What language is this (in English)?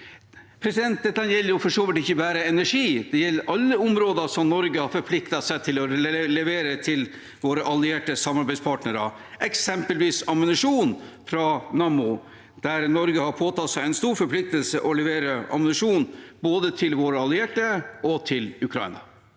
Norwegian